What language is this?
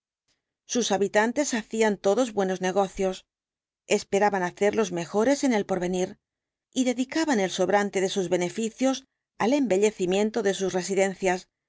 Spanish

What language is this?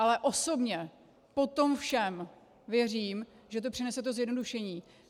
Czech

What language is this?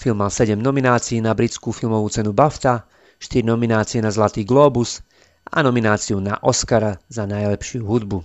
Slovak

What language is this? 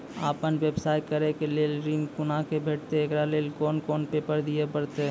Maithili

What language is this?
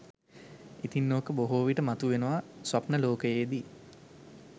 Sinhala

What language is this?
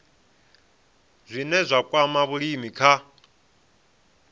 Venda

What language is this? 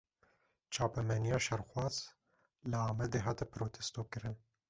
Kurdish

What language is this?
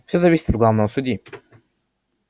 Russian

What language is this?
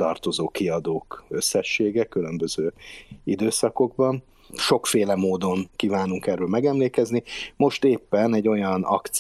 Hungarian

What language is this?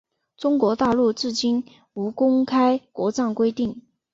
Chinese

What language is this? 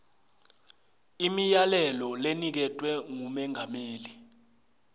Swati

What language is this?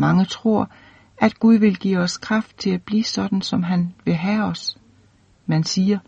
Danish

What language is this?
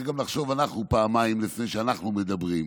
Hebrew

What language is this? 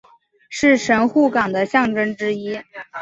Chinese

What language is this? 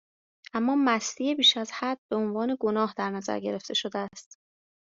Persian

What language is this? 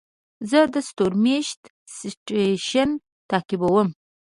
Pashto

